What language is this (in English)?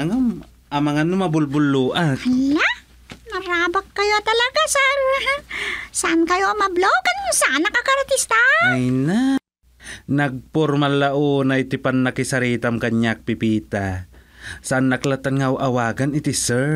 Filipino